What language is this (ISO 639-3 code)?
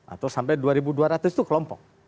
ind